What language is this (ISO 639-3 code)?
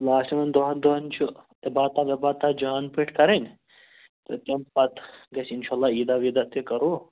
kas